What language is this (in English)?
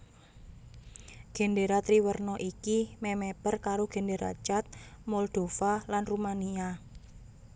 Javanese